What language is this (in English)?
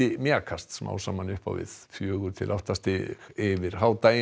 Icelandic